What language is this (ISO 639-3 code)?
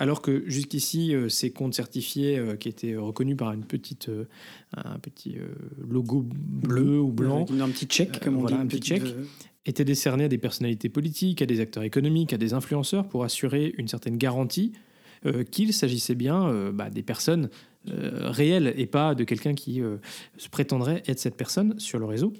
fra